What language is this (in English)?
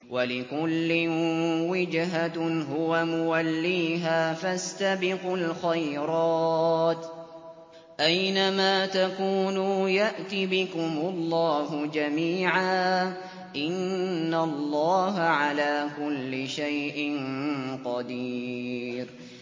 Arabic